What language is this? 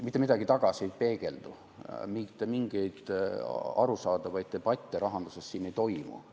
Estonian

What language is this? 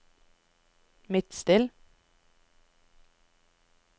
Norwegian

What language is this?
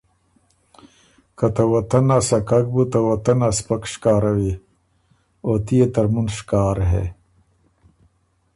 Ormuri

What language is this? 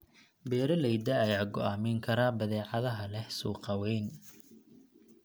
Somali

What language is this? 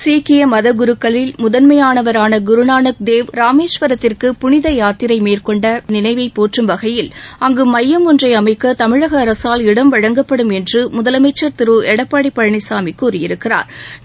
Tamil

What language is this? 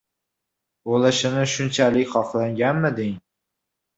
Uzbek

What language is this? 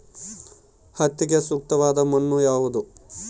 Kannada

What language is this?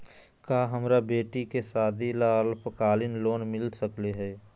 Magahi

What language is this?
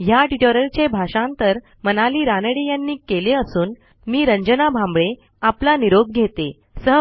Marathi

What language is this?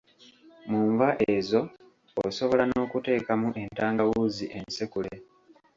Ganda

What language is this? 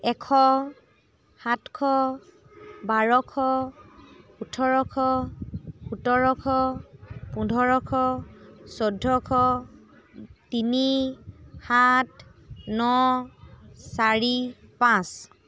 Assamese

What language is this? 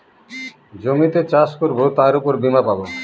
Bangla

